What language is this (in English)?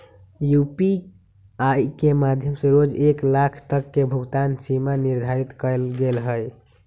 Magahi